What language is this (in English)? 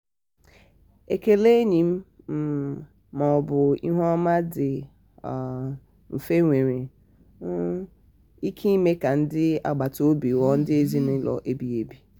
Igbo